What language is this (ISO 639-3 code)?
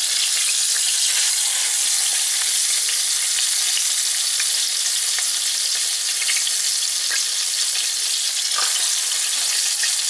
rus